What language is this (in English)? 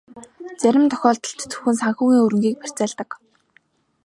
Mongolian